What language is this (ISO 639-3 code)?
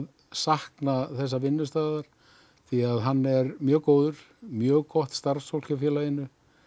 isl